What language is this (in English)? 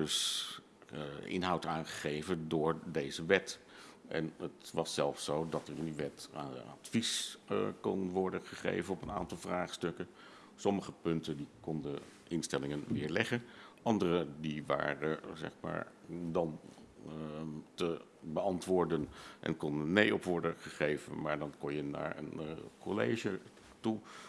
Dutch